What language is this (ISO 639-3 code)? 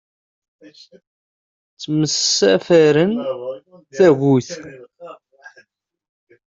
kab